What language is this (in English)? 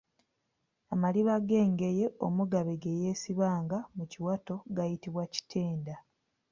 Ganda